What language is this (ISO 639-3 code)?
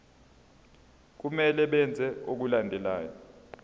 zul